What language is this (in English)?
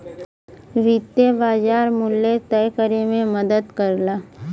Bhojpuri